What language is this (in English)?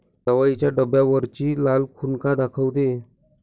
Marathi